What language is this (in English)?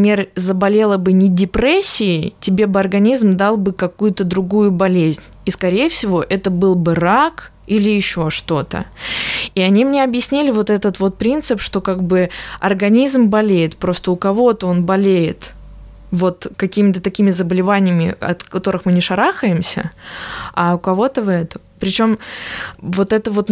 Russian